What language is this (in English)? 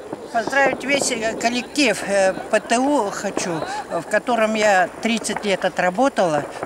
Russian